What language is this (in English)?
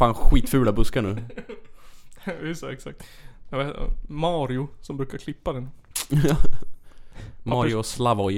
Swedish